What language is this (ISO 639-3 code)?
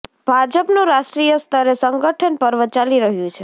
guj